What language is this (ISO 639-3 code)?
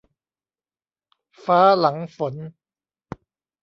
tha